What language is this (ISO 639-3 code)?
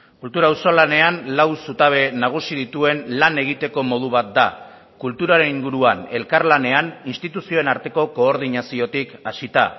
eus